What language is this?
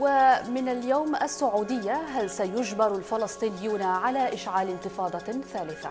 Arabic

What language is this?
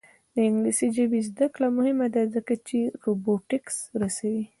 Pashto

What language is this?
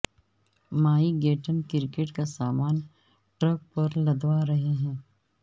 Urdu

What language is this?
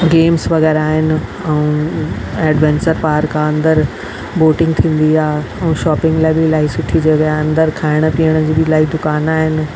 Sindhi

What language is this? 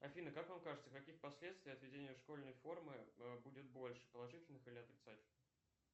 Russian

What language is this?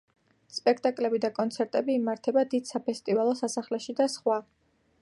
Georgian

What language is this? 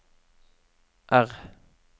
Norwegian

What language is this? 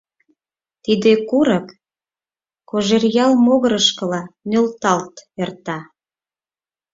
Mari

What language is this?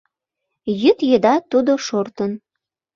Mari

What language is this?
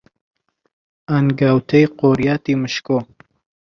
Central Kurdish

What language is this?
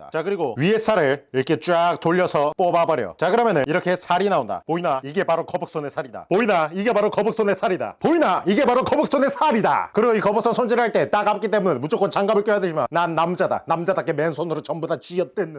Korean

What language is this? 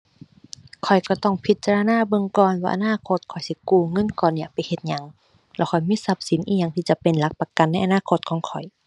Thai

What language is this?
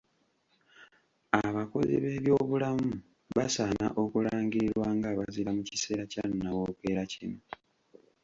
Ganda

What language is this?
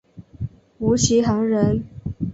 Chinese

